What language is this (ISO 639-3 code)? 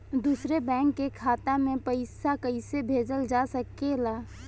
bho